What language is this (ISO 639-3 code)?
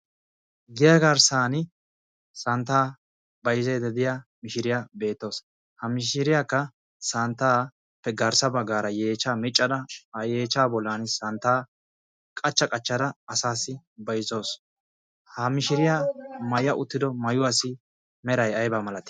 wal